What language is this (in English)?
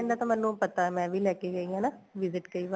Punjabi